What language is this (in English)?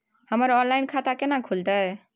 Maithili